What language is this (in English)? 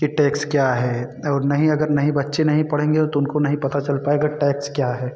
Hindi